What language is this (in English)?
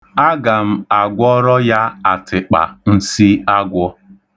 Igbo